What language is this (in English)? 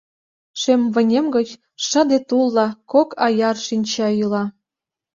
Mari